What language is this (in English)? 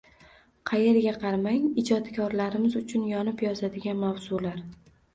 Uzbek